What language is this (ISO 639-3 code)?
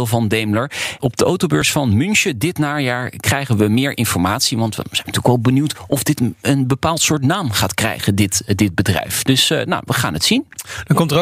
nld